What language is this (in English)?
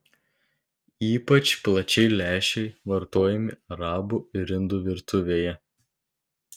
Lithuanian